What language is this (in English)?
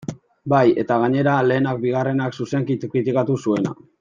Basque